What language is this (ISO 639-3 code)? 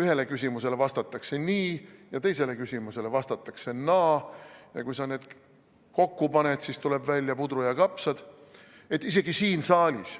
est